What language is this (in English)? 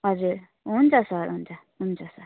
Nepali